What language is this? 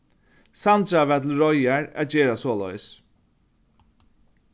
Faroese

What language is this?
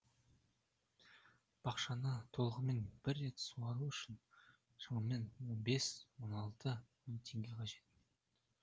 Kazakh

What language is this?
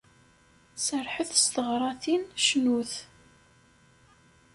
Kabyle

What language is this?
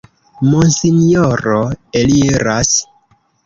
Esperanto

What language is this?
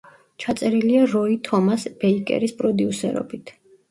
Georgian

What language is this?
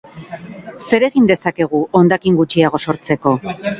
Basque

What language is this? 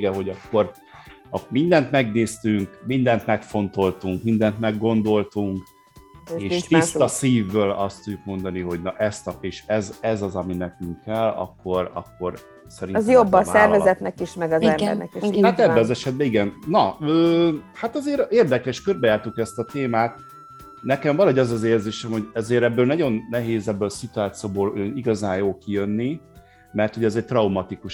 Hungarian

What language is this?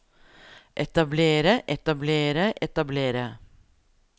Norwegian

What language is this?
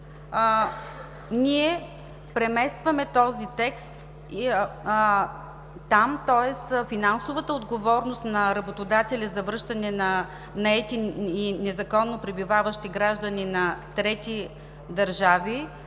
Bulgarian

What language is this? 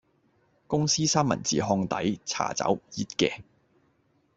Cantonese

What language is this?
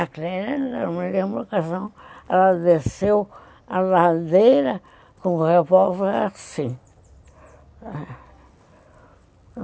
Portuguese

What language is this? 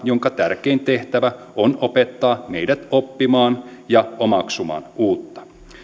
Finnish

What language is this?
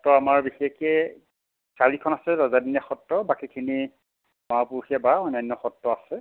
Assamese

